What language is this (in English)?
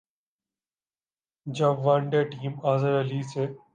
Urdu